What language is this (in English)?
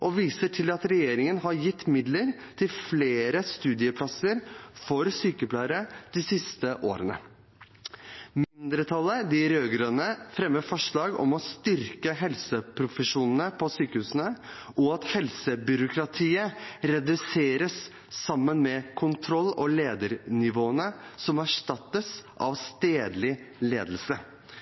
Norwegian Bokmål